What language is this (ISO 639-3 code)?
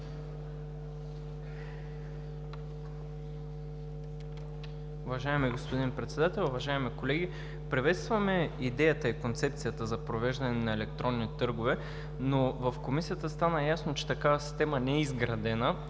bul